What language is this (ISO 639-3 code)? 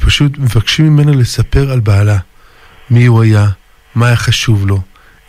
heb